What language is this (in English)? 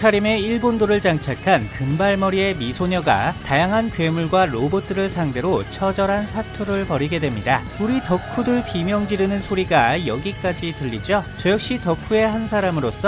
Korean